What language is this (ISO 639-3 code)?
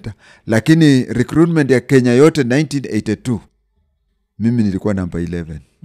swa